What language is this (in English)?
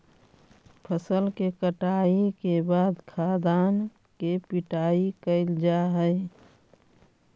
Magahi